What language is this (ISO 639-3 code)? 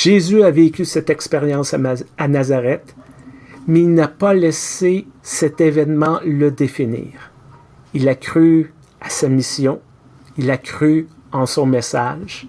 fra